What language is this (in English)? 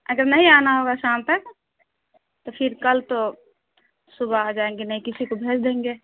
Urdu